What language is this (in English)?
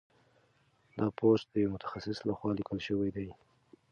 Pashto